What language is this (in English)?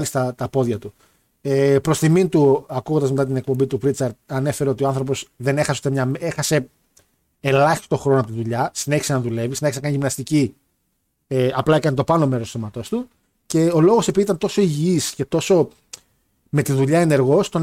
Greek